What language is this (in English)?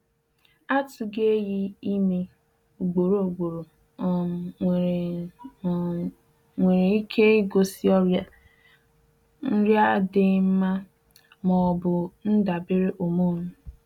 Igbo